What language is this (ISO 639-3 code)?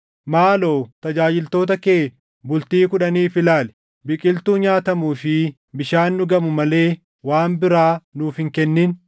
orm